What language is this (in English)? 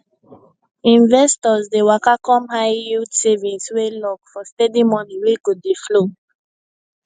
Nigerian Pidgin